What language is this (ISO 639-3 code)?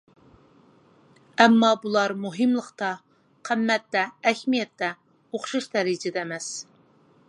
uig